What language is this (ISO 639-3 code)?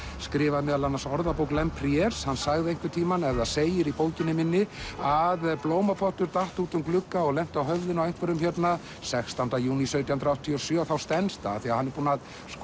isl